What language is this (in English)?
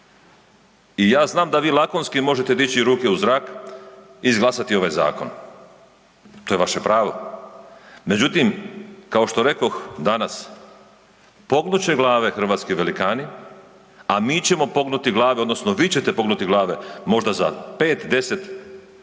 Croatian